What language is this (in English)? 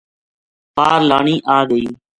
Gujari